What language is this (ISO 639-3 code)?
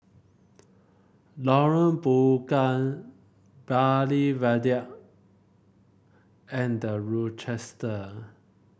eng